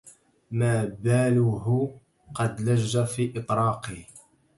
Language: Arabic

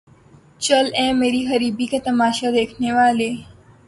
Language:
Urdu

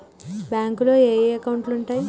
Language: Telugu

